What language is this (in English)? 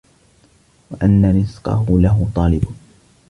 Arabic